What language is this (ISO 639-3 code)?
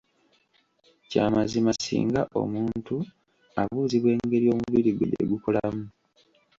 lug